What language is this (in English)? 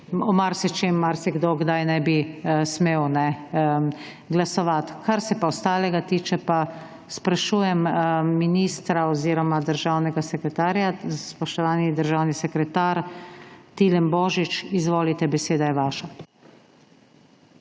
Slovenian